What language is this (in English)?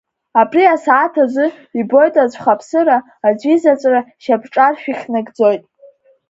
Abkhazian